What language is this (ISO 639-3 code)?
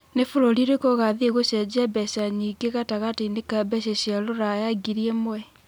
kik